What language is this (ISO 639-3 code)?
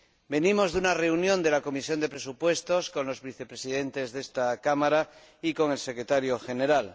spa